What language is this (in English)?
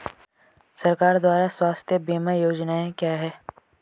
Hindi